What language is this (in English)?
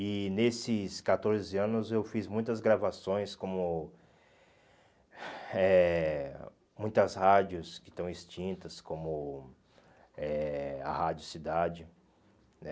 Portuguese